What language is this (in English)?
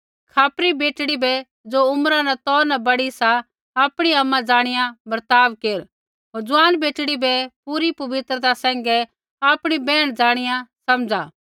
Kullu Pahari